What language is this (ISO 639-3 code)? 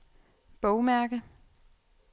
dan